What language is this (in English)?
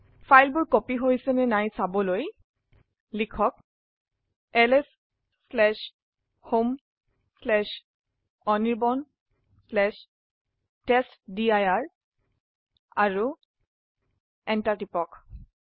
Assamese